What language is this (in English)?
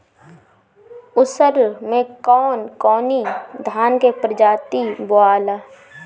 Bhojpuri